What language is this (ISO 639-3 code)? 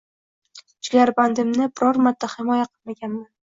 uzb